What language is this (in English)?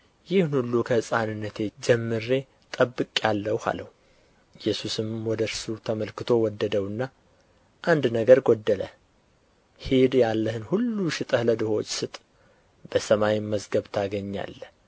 Amharic